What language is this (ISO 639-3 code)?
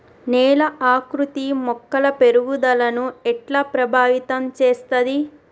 tel